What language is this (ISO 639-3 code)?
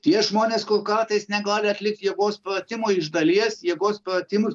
lit